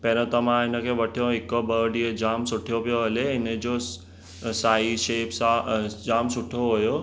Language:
Sindhi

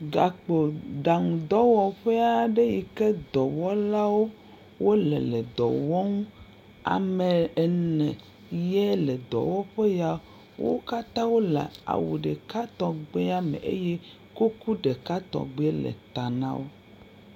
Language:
Ewe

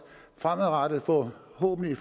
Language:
Danish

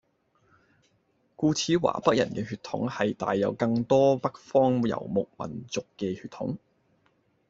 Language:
Cantonese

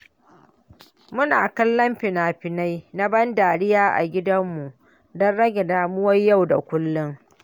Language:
Hausa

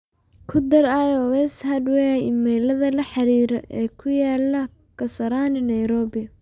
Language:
Somali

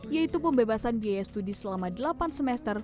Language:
Indonesian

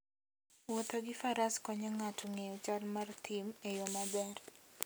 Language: Luo (Kenya and Tanzania)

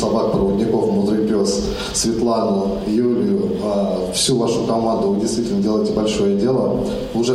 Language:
Russian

